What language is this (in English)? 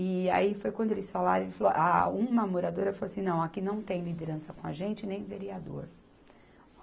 Portuguese